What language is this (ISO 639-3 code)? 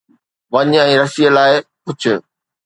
snd